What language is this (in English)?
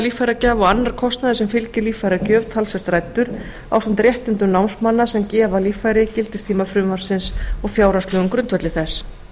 Icelandic